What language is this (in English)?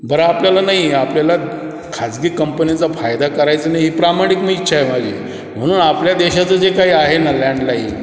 Marathi